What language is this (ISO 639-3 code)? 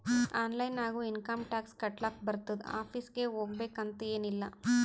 kan